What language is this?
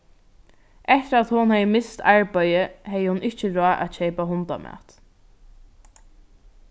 Faroese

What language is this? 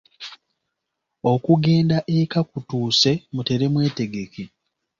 Ganda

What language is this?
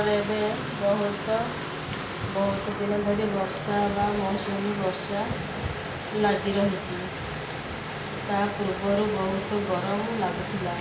Odia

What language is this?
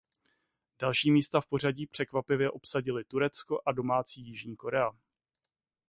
Czech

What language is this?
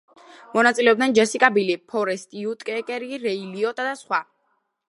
Georgian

